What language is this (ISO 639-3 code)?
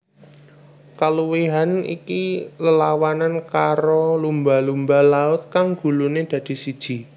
jav